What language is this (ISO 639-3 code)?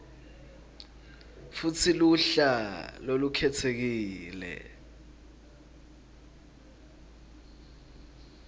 ssw